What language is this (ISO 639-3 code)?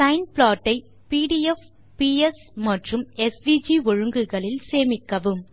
tam